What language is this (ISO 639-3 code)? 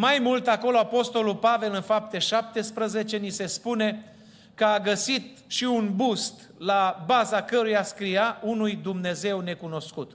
ron